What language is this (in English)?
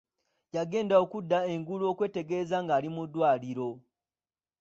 Ganda